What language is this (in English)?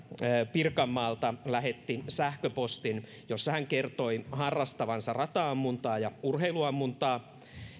Finnish